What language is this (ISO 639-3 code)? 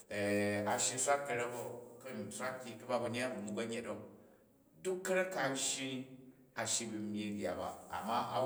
kaj